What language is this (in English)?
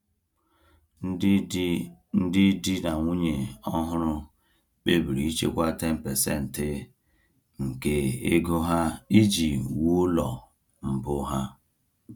Igbo